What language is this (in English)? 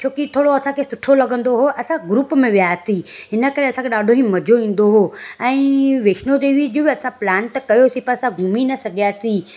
Sindhi